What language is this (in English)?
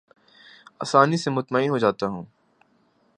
Urdu